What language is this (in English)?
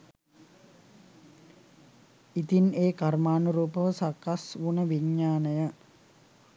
Sinhala